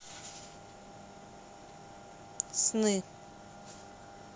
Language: Russian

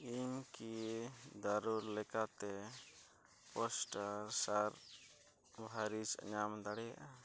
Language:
Santali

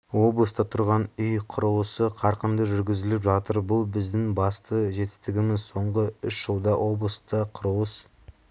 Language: Kazakh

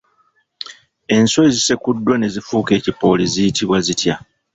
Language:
Ganda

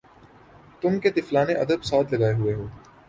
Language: Urdu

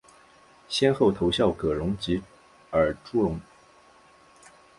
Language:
Chinese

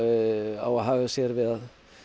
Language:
Icelandic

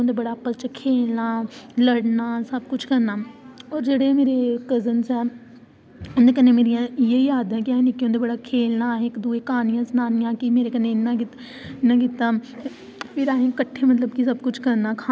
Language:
Dogri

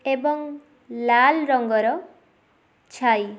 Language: Odia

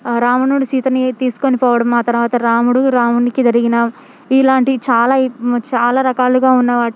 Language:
Telugu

